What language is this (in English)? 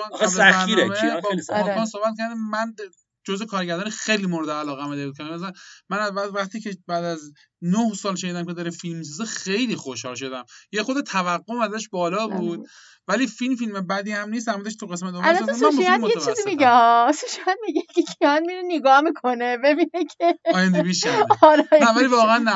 Persian